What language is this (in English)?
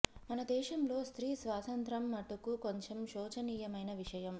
Telugu